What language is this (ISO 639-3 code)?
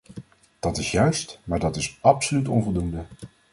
nld